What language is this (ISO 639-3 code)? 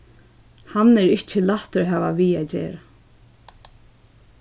fao